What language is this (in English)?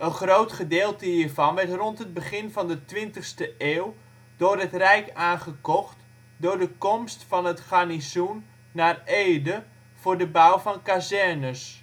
Dutch